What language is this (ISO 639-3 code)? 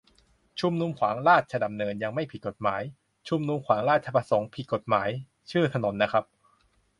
tha